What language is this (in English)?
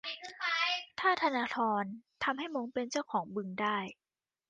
Thai